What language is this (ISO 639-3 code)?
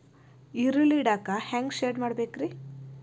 kan